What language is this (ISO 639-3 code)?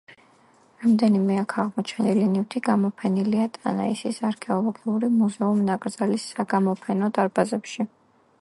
kat